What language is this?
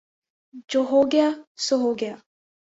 Urdu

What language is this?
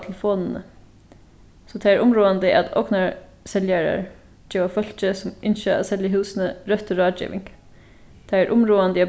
Faroese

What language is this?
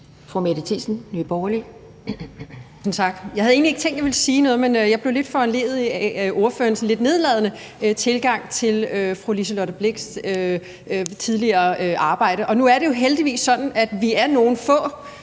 Danish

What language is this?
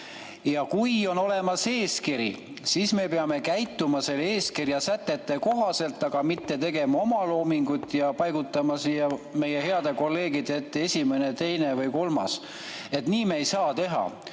Estonian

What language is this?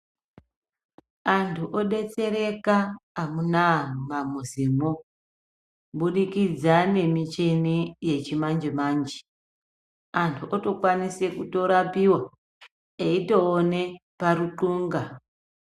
Ndau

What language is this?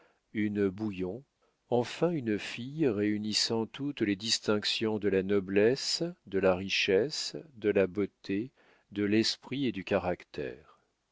French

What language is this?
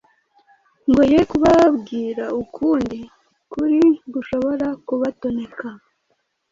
Kinyarwanda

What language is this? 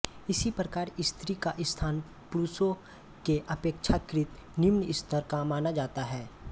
Hindi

